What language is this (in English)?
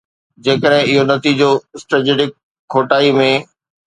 Sindhi